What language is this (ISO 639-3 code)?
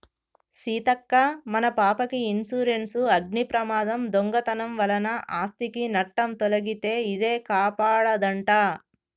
tel